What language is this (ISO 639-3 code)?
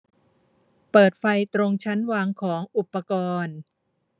tha